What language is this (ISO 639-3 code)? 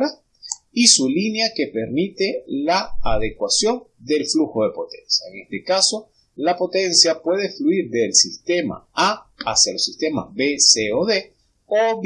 spa